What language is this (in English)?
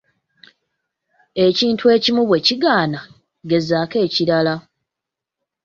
Ganda